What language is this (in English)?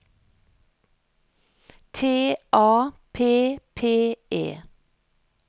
Norwegian